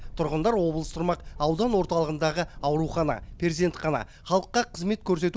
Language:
Kazakh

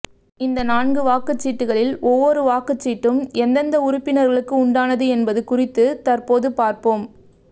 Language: Tamil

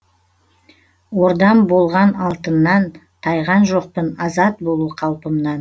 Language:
Kazakh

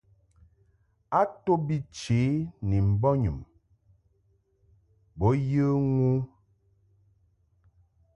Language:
Mungaka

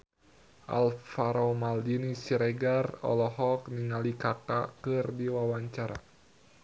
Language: Sundanese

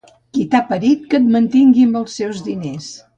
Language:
Catalan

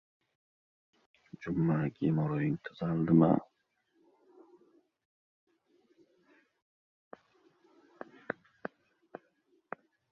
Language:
Uzbek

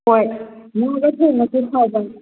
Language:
Manipuri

